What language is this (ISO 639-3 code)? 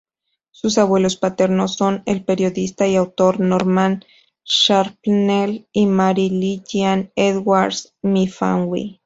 spa